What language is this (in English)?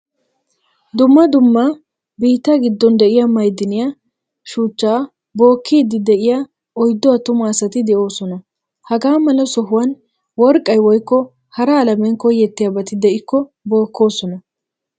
Wolaytta